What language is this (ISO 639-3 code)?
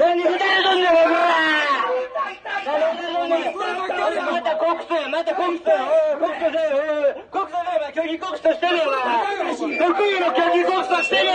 jpn